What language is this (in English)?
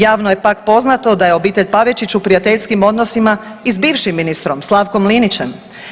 Croatian